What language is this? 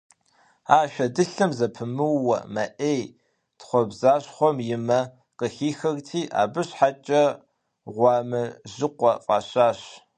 Kabardian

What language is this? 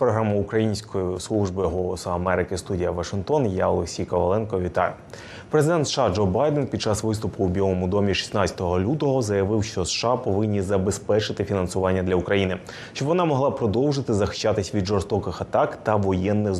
Ukrainian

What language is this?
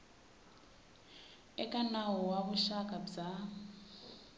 Tsonga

